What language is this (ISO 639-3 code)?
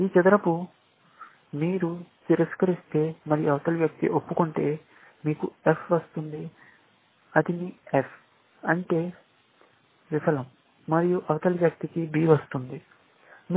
tel